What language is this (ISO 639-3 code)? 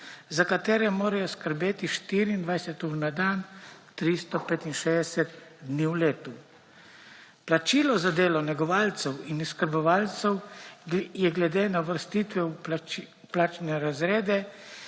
slv